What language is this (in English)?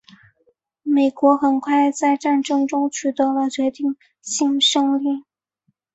Chinese